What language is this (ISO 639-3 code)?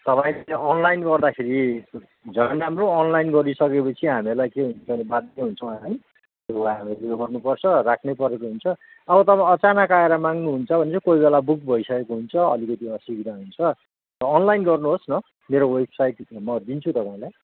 nep